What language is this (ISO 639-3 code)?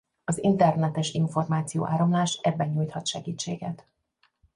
hun